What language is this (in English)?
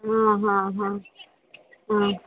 Sanskrit